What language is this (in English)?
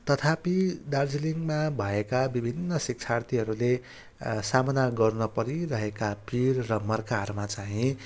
Nepali